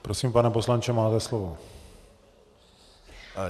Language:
Czech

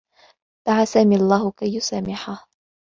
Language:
Arabic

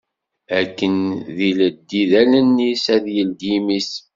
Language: Kabyle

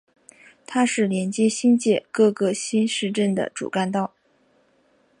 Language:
Chinese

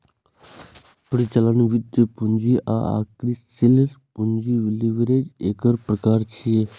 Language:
Maithili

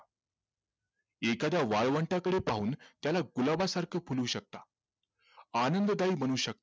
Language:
Marathi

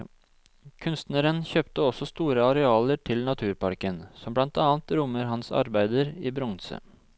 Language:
Norwegian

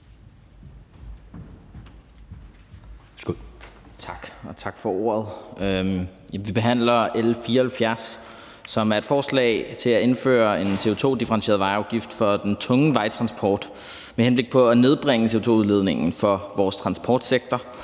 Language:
Danish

